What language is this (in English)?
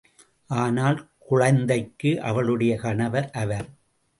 Tamil